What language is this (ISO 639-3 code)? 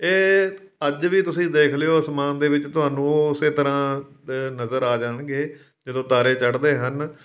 pan